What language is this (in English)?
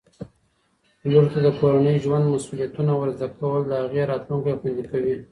Pashto